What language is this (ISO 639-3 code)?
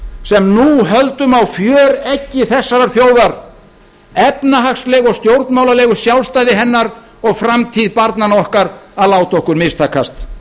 isl